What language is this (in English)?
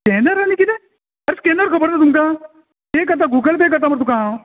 Konkani